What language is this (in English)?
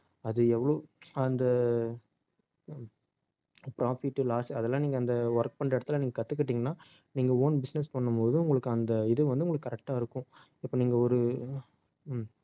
Tamil